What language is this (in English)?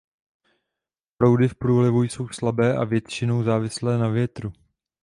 Czech